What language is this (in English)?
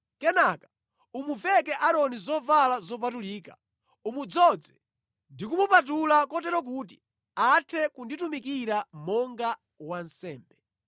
Nyanja